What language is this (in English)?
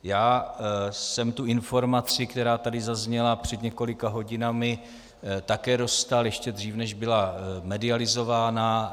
Czech